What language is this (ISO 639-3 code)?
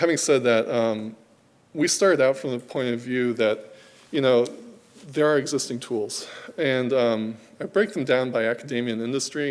eng